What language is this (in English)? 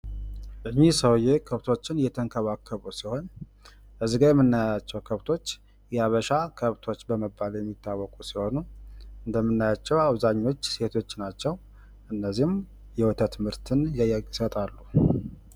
Amharic